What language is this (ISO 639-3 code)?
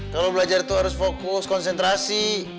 ind